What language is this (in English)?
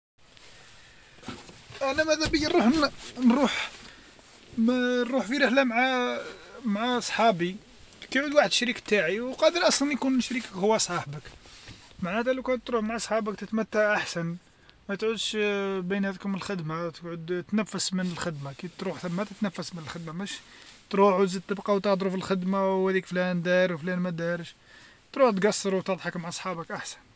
Algerian Arabic